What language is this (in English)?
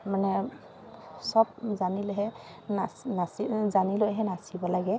Assamese